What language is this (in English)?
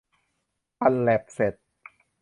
Thai